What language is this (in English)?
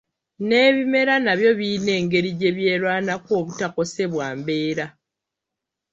Ganda